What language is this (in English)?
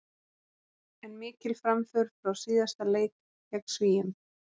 Icelandic